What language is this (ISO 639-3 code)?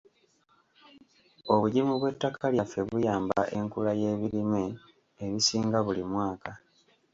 lug